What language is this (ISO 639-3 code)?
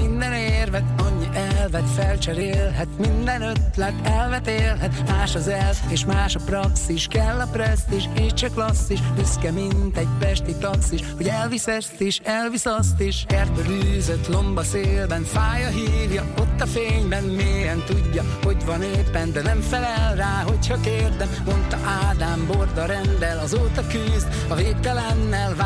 hun